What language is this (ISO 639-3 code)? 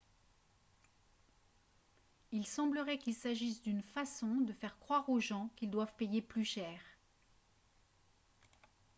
fra